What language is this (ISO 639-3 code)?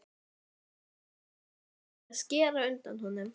isl